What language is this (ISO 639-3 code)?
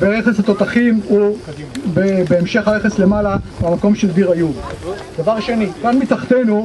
heb